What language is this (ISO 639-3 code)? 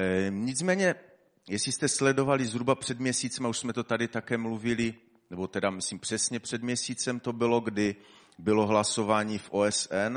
ces